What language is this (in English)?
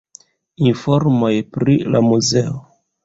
Esperanto